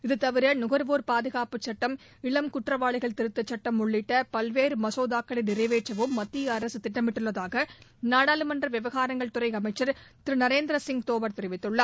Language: Tamil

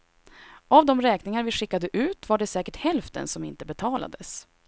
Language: Swedish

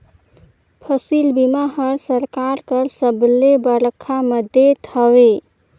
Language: Chhattisgarhi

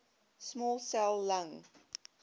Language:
English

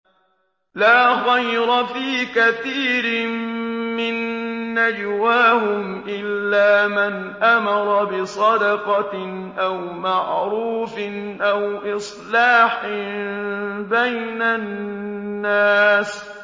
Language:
Arabic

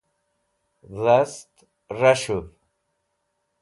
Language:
Wakhi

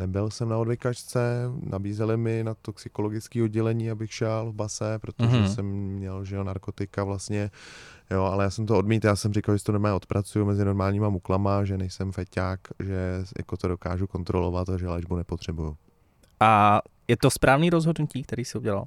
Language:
Czech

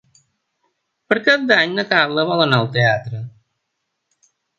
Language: Catalan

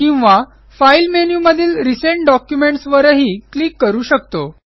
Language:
Marathi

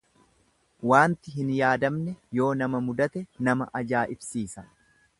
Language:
Oromo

